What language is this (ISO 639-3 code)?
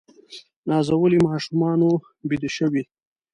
pus